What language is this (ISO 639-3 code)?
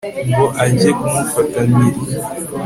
kin